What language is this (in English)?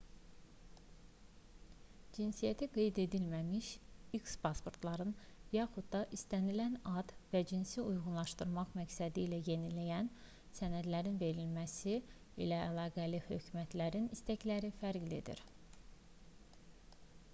Azerbaijani